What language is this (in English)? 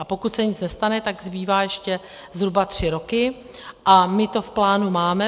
Czech